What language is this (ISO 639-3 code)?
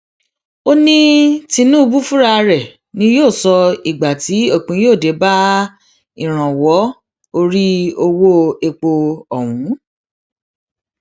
yor